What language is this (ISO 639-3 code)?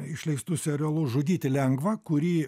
lit